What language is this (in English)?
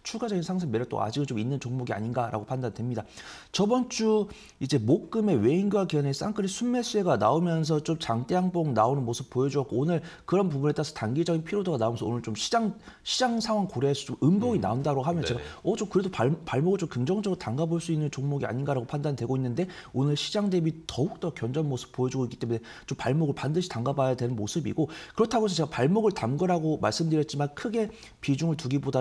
Korean